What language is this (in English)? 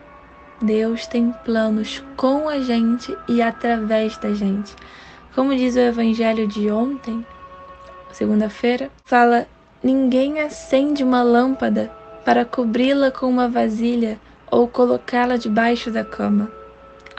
Portuguese